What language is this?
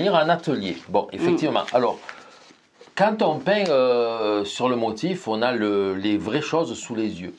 French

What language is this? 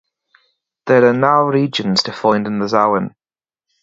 English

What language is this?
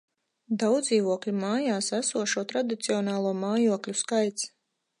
Latvian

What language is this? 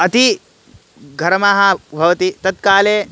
Sanskrit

